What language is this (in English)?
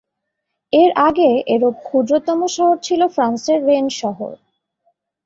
Bangla